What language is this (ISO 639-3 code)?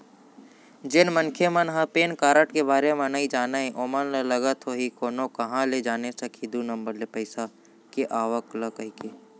hne